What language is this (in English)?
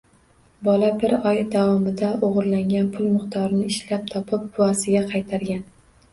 Uzbek